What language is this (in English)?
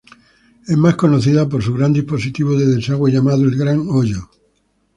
Spanish